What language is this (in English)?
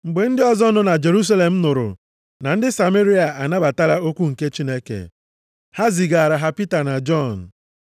Igbo